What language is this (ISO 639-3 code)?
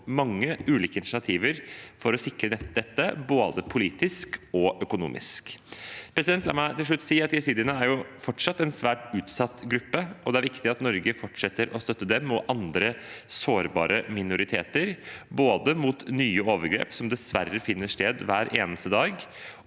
nor